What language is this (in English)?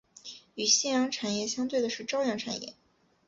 Chinese